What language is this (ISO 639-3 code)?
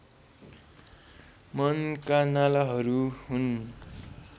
nep